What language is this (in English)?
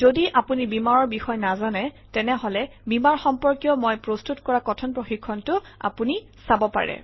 Assamese